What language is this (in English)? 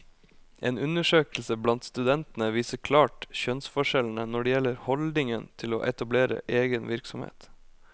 Norwegian